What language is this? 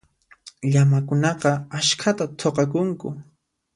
Puno Quechua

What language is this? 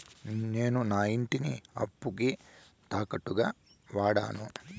Telugu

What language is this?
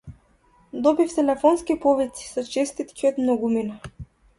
Macedonian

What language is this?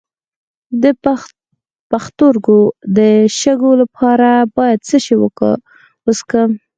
Pashto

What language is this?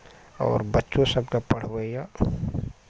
Maithili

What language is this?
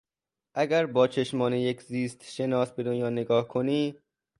Persian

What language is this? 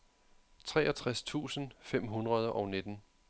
Danish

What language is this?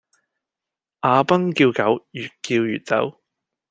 Cantonese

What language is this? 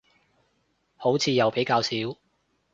Cantonese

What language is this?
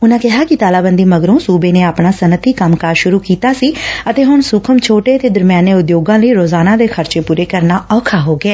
Punjabi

